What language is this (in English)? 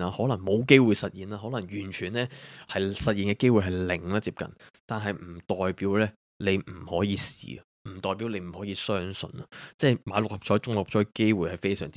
Chinese